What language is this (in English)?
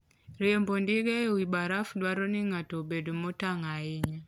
Luo (Kenya and Tanzania)